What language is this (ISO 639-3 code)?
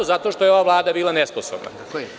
srp